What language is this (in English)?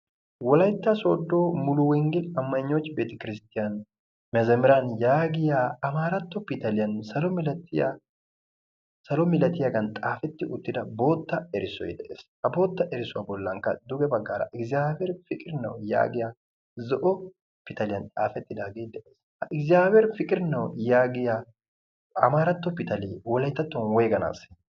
Wolaytta